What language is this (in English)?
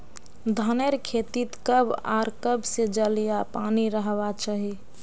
Magahi